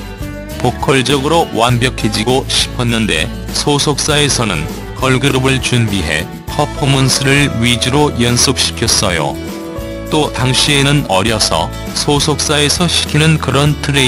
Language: Korean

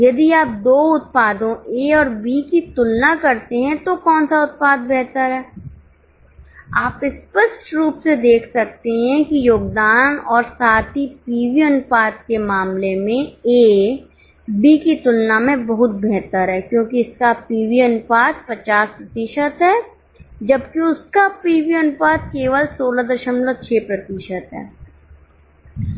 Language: Hindi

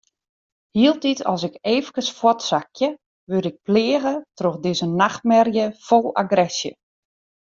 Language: Western Frisian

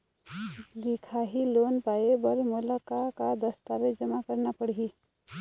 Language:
Chhattisgarhi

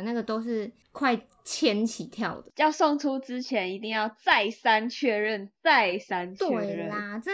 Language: Chinese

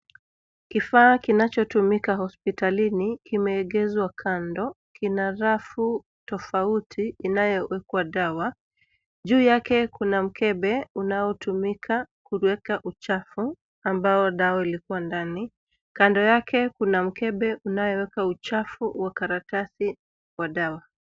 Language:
Swahili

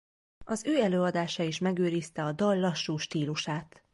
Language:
Hungarian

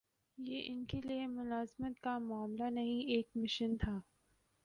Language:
Urdu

